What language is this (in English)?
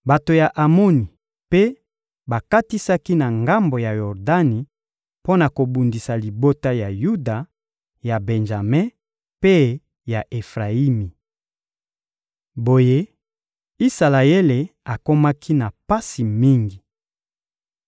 Lingala